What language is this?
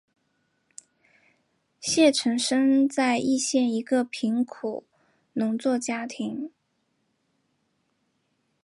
Chinese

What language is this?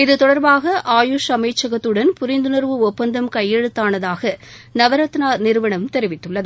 Tamil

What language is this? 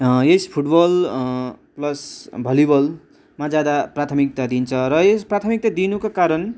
Nepali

